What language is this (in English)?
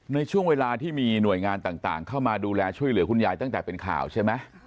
Thai